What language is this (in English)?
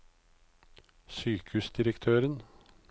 Norwegian